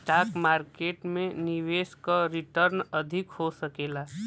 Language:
Bhojpuri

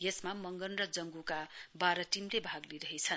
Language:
Nepali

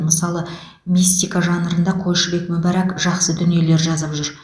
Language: Kazakh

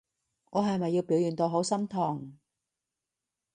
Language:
Cantonese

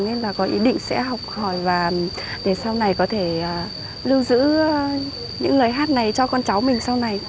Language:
Vietnamese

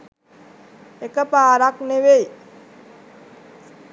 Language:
Sinhala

